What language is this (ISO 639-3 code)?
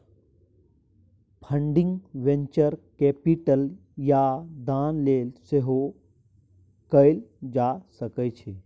mai